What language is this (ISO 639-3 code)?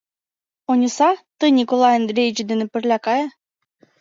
chm